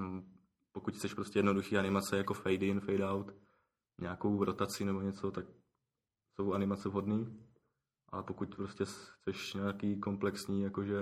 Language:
Czech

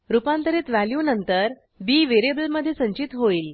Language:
Marathi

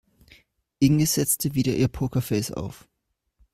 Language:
German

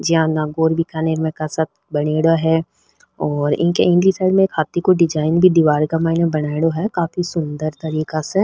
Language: Rajasthani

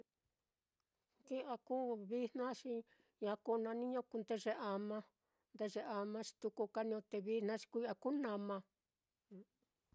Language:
Mitlatongo Mixtec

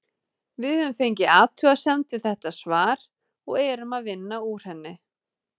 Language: Icelandic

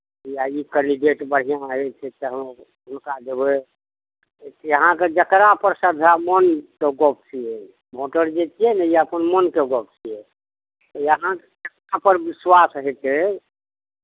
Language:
Maithili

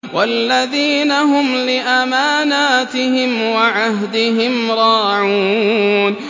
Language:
Arabic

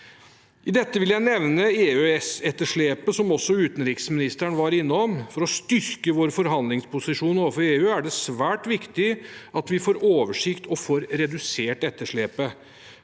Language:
Norwegian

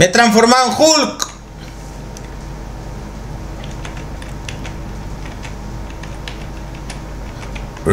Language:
Spanish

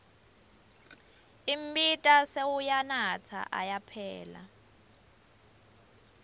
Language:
Swati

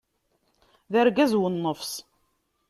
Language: Kabyle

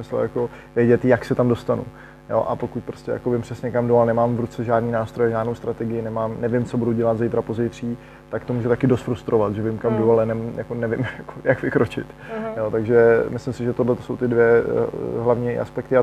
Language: Czech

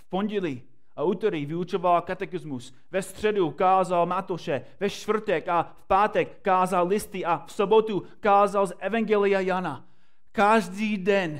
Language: Czech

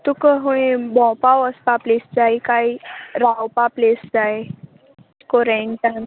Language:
Konkani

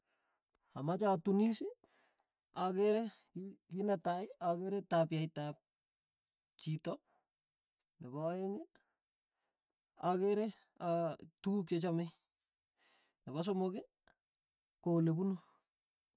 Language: Tugen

